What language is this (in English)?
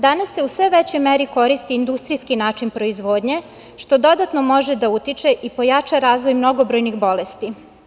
Serbian